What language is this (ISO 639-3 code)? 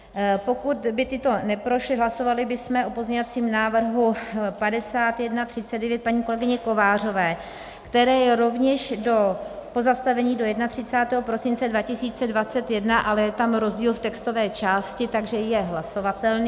ces